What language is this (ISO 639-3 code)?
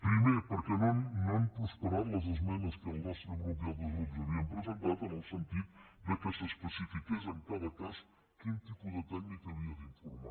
cat